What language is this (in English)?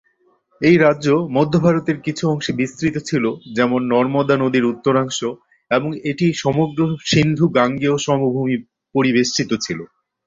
Bangla